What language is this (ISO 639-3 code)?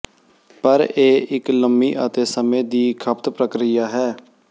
pan